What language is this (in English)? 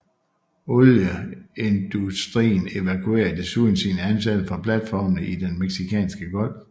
Danish